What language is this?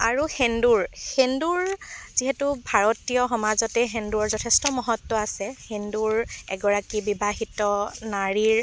Assamese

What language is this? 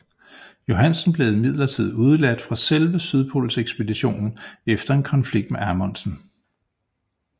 Danish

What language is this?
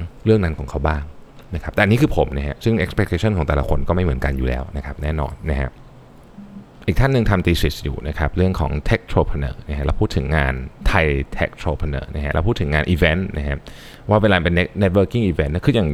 Thai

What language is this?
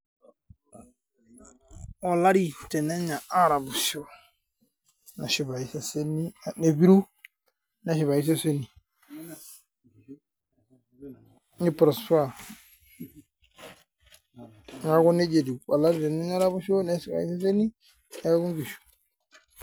Masai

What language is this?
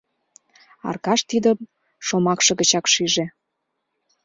Mari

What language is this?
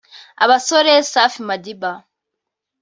Kinyarwanda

